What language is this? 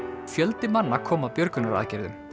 Icelandic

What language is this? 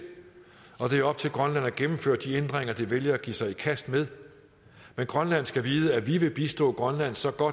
Danish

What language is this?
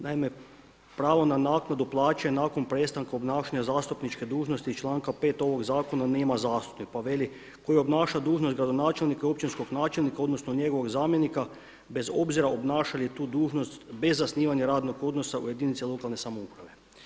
Croatian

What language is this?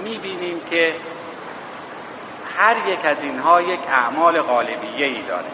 Persian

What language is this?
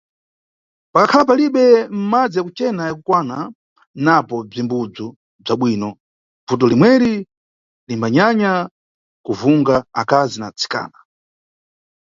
Nyungwe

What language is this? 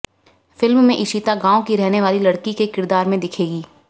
Hindi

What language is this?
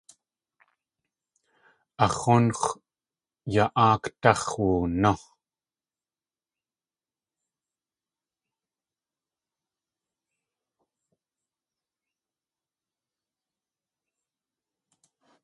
Tlingit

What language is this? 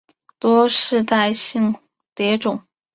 Chinese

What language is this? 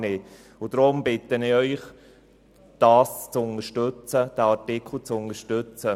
Swiss German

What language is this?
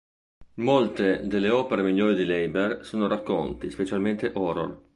Italian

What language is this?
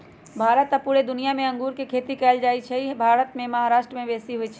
Magahi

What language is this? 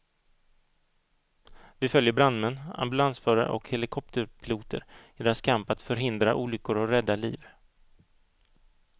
Swedish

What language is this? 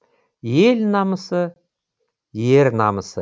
Kazakh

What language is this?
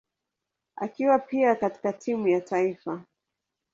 Swahili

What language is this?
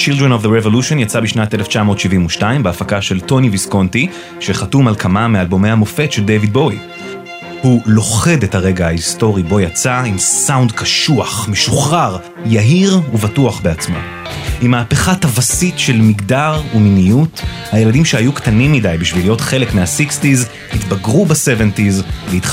Hebrew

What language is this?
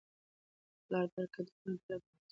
Pashto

